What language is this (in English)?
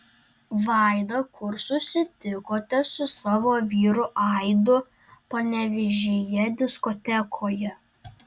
Lithuanian